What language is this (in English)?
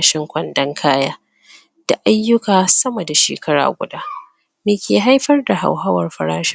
Hausa